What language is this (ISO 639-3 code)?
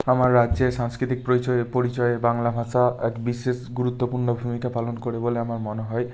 ben